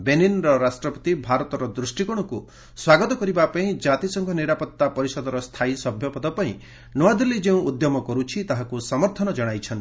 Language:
Odia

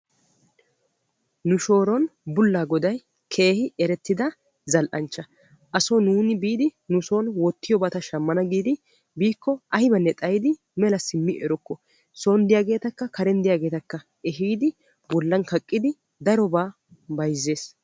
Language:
Wolaytta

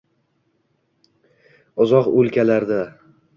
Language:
Uzbek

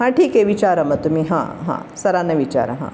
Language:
Marathi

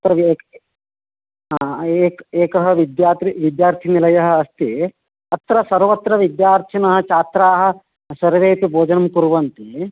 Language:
Sanskrit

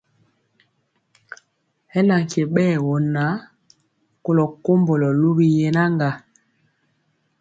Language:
Mpiemo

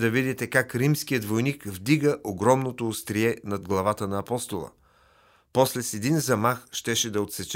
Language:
Bulgarian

